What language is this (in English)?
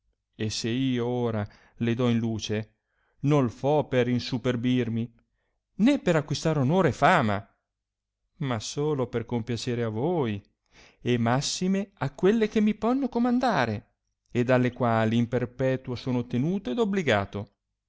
Italian